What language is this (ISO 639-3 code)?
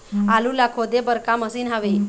hne